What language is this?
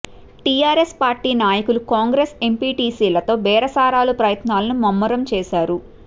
Telugu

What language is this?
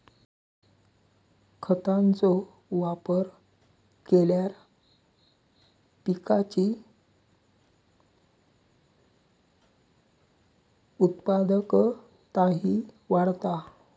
Marathi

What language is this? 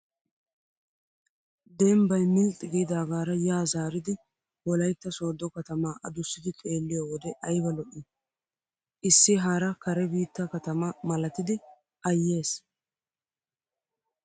Wolaytta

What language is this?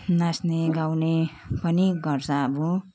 Nepali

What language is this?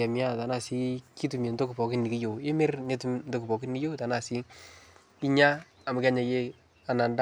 Masai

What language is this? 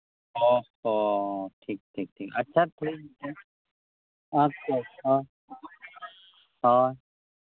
Santali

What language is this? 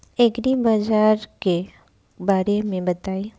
Bhojpuri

